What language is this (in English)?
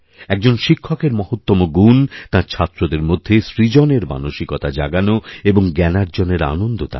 Bangla